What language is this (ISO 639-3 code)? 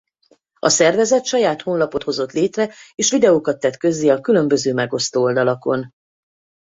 hun